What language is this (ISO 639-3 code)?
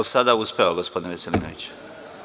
srp